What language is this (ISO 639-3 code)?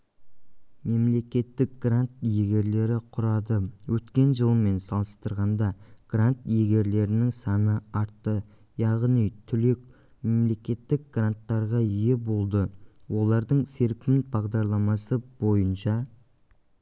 kaz